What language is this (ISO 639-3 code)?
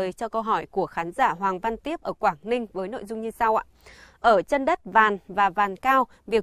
vie